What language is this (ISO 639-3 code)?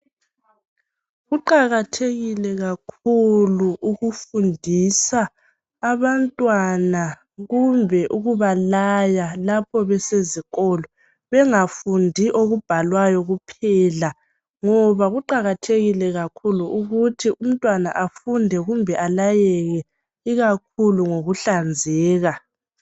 nde